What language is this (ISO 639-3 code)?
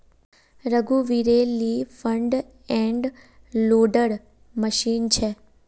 mag